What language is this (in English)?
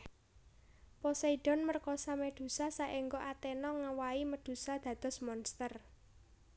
Javanese